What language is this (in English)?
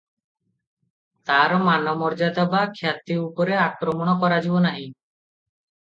Odia